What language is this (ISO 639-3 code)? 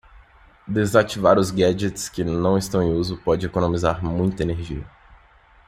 por